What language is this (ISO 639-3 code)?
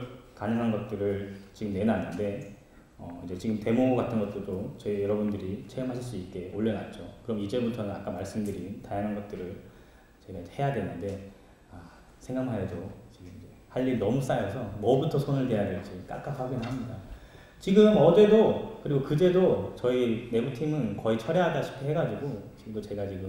kor